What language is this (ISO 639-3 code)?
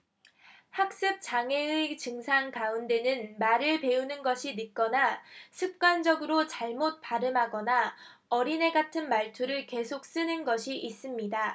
kor